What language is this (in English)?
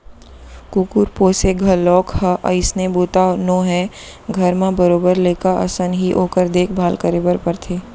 Chhattisgarhi